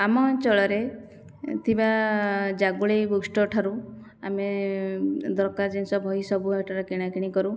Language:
Odia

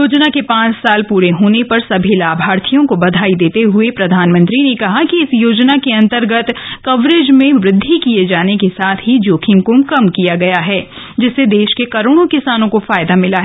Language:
Hindi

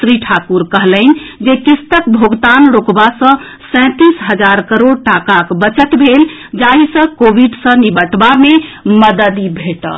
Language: Maithili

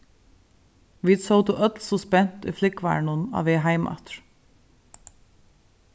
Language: Faroese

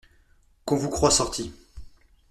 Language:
French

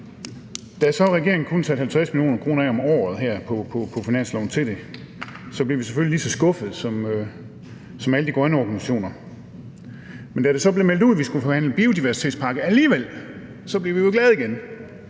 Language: Danish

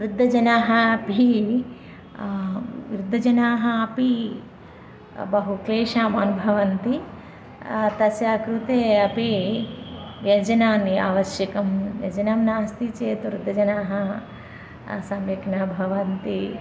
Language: Sanskrit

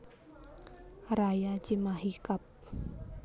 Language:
Javanese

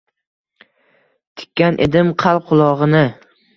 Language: Uzbek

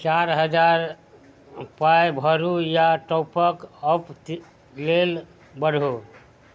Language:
Maithili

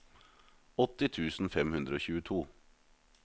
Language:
Norwegian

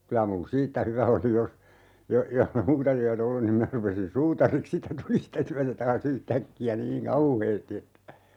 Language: Finnish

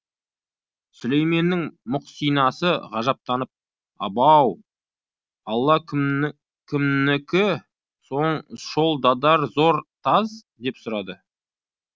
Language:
Kazakh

